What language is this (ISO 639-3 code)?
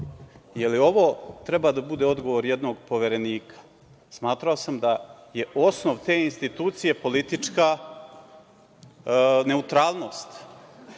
srp